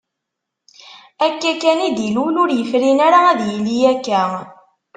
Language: Kabyle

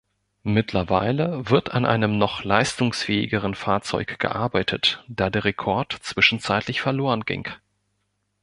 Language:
German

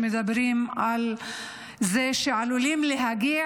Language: Hebrew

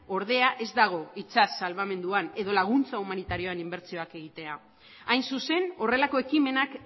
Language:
Basque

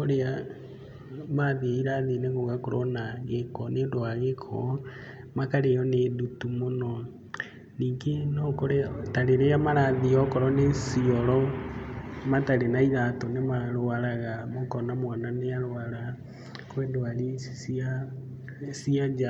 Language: Kikuyu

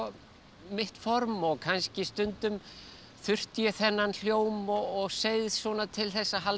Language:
Icelandic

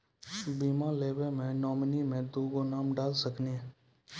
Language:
Maithili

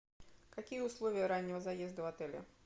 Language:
Russian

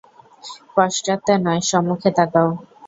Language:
Bangla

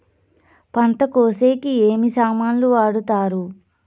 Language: Telugu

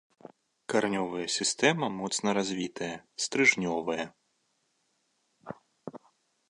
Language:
Belarusian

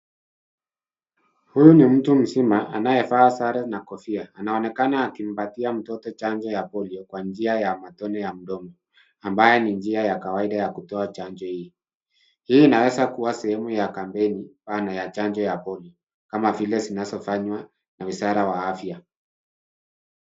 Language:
Swahili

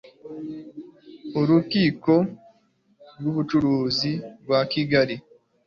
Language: Kinyarwanda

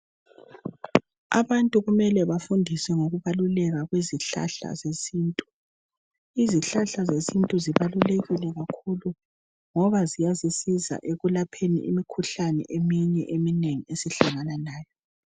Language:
North Ndebele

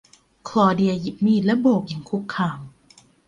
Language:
Thai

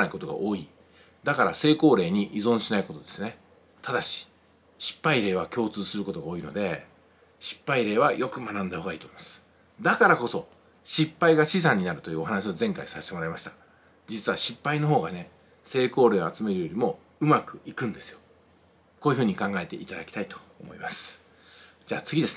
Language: Japanese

